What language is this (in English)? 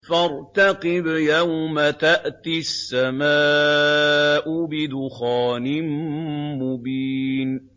Arabic